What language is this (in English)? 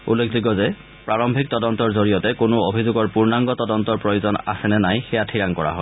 Assamese